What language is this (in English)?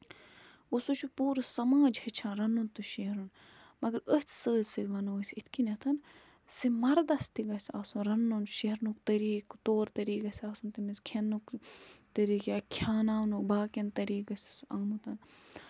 Kashmiri